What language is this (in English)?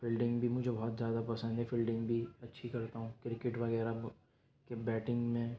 Urdu